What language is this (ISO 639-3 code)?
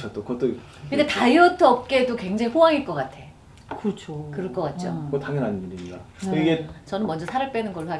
kor